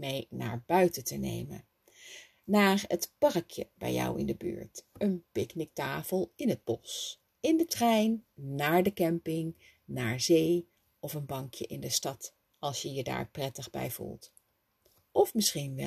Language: Dutch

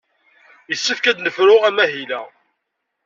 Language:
Kabyle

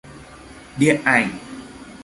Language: Vietnamese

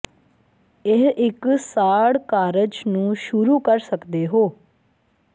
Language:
Punjabi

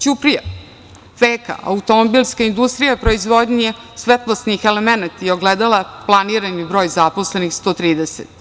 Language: Serbian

